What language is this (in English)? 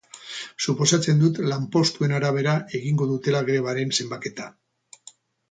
Basque